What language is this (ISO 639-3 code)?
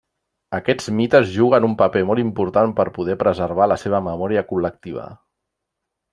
cat